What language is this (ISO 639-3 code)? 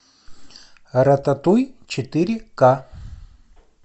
rus